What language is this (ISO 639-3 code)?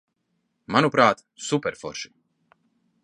lav